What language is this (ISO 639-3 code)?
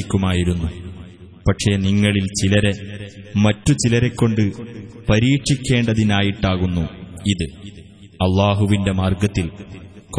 ara